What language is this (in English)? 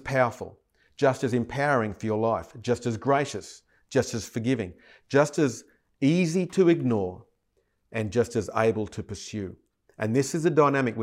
English